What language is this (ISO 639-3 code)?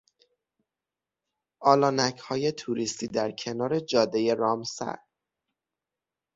fas